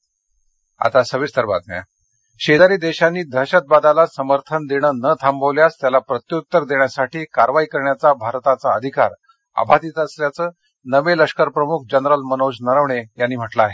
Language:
Marathi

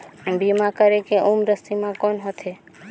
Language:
Chhattisgarhi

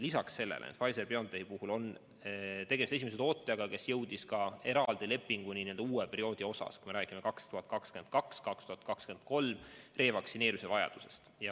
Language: Estonian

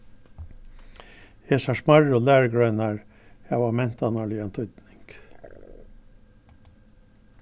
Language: Faroese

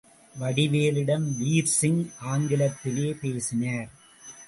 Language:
Tamil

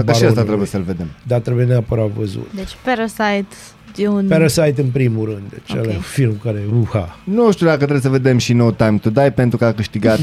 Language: Romanian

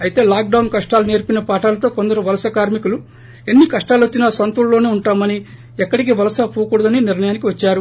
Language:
Telugu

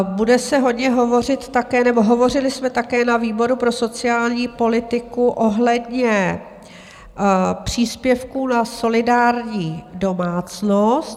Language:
Czech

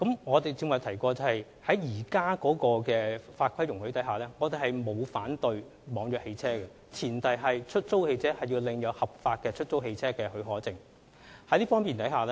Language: Cantonese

